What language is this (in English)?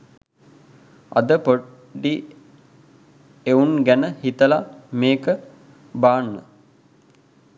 Sinhala